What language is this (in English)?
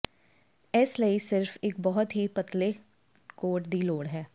Punjabi